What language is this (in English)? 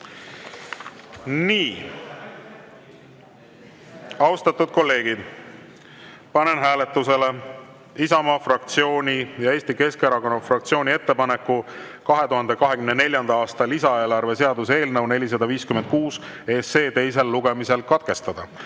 Estonian